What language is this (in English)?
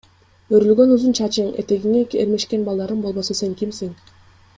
Kyrgyz